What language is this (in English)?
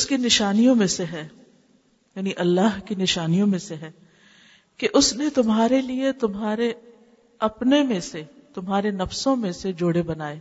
Urdu